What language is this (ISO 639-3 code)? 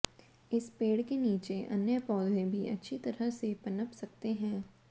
hin